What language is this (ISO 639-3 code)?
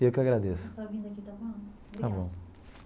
por